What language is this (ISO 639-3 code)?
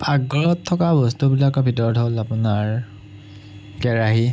asm